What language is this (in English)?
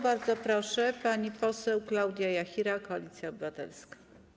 Polish